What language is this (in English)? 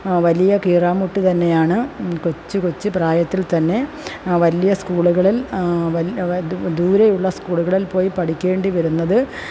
Malayalam